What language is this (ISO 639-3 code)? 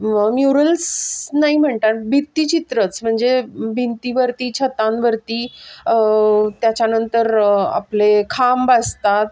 mar